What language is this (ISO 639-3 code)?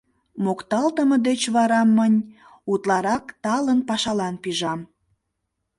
chm